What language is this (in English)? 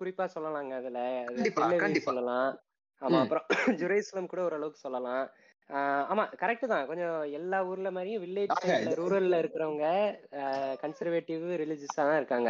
Tamil